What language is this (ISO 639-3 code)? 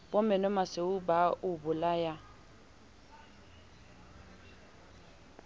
sot